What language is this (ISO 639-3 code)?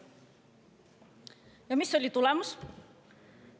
est